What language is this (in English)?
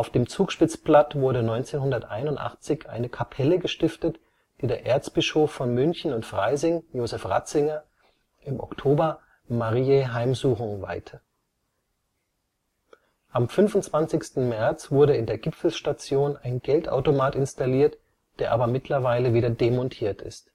German